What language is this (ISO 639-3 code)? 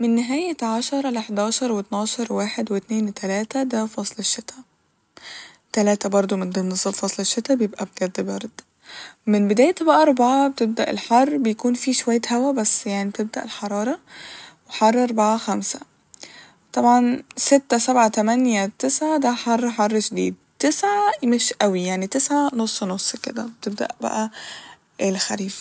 arz